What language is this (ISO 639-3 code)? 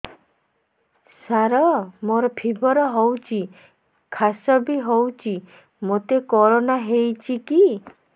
ori